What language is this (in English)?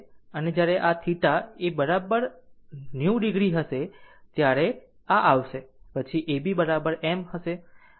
Gujarati